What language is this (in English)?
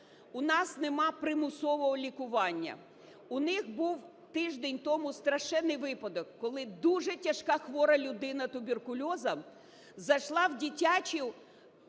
Ukrainian